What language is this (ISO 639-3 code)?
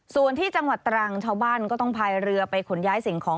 tha